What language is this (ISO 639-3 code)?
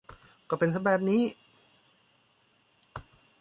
tha